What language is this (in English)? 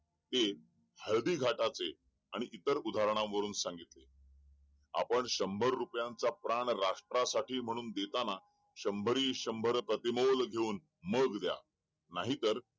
Marathi